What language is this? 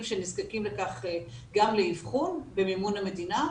Hebrew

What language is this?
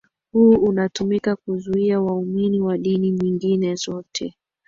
Swahili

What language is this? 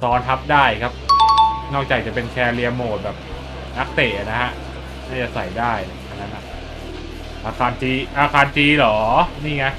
Thai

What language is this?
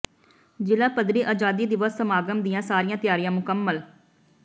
Punjabi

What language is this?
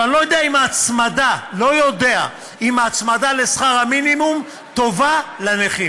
Hebrew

